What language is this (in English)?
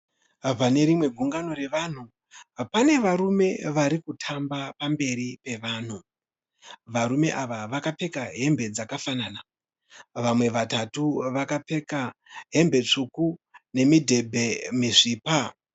Shona